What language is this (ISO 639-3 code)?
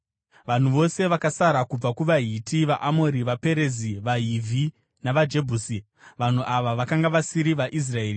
sna